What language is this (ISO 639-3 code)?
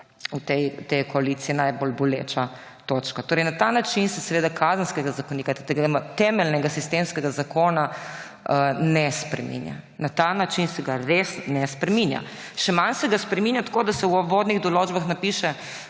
slv